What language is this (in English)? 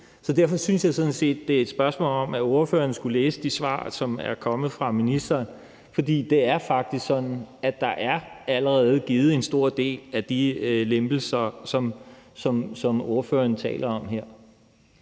Danish